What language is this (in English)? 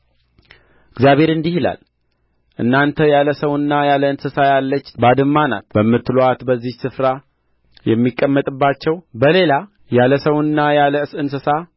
Amharic